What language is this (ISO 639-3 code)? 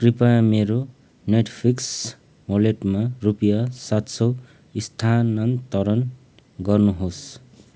nep